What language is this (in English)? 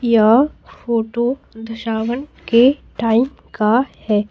Hindi